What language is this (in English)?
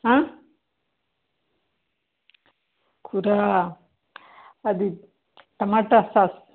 Telugu